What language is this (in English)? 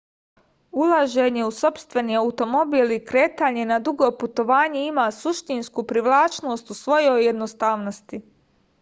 Serbian